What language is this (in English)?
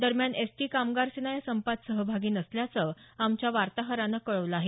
Marathi